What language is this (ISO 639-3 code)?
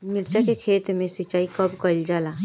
bho